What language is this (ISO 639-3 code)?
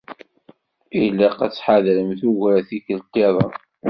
kab